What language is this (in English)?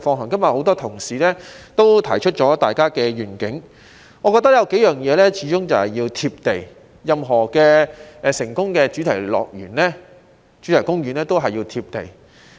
Cantonese